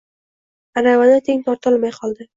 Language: Uzbek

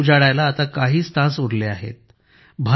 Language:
Marathi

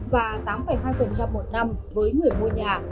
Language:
Vietnamese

